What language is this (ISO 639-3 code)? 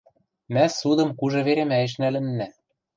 mrj